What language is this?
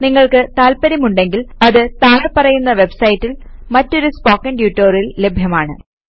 Malayalam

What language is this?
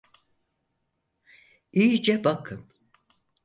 Turkish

